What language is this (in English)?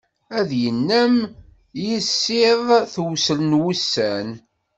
Kabyle